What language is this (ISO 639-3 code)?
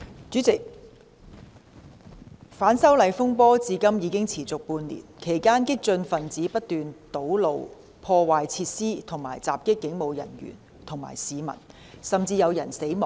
yue